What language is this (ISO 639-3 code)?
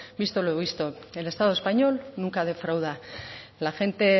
spa